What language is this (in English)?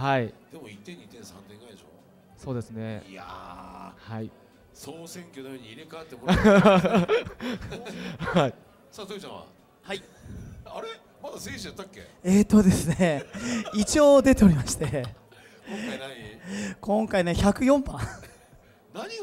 Japanese